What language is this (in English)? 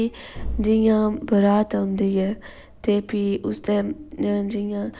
Dogri